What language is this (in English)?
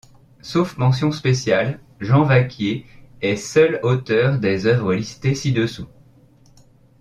French